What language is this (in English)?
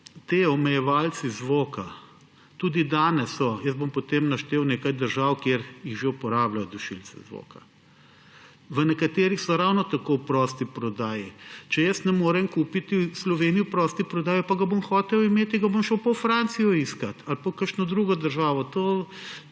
Slovenian